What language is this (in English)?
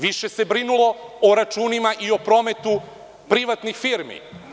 Serbian